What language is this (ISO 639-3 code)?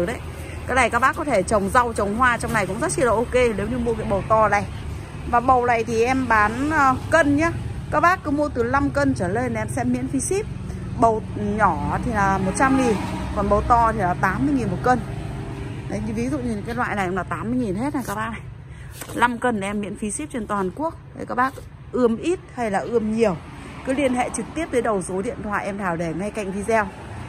vie